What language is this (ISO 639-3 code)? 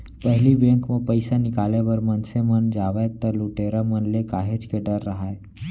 hne